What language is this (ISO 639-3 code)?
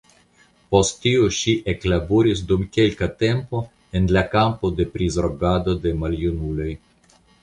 epo